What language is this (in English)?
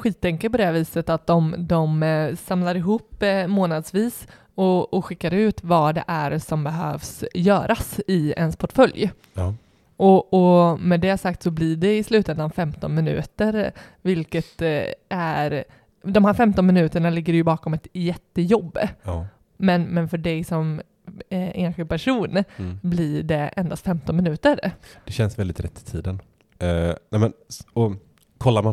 Swedish